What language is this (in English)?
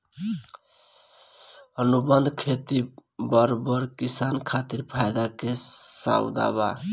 Bhojpuri